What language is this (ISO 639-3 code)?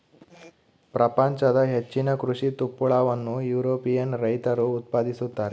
kan